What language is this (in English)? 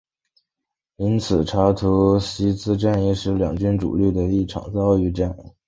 Chinese